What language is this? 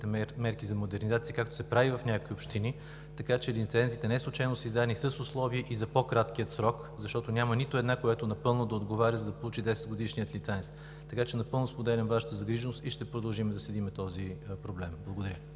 Bulgarian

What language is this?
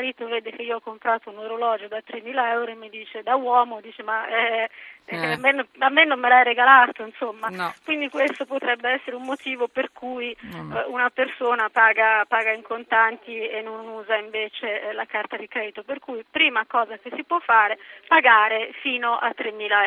Italian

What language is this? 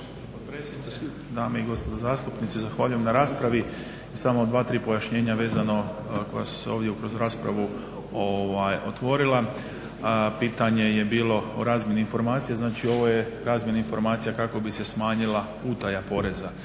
Croatian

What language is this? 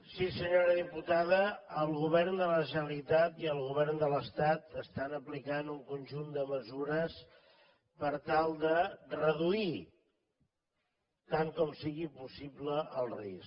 Catalan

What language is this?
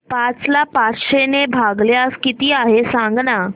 Marathi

